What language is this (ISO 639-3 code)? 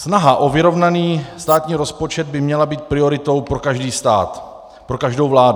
ces